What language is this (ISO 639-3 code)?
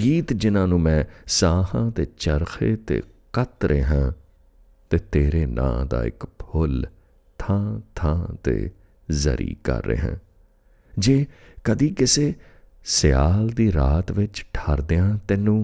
hin